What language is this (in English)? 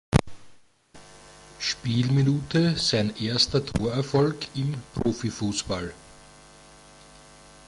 German